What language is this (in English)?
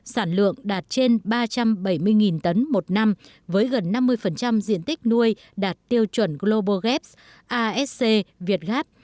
Vietnamese